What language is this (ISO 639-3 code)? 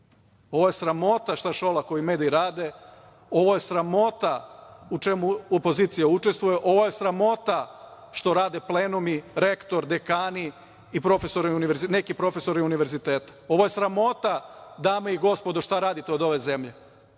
srp